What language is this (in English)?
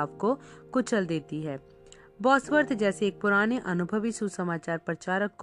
Hindi